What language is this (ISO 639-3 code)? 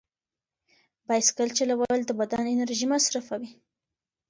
pus